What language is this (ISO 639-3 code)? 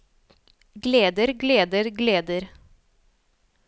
nor